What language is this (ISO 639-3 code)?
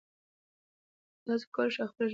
pus